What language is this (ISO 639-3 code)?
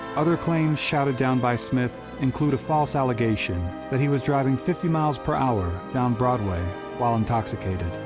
eng